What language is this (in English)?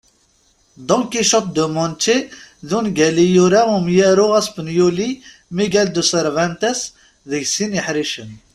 Kabyle